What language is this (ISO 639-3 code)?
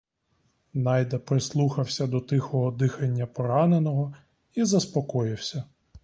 ukr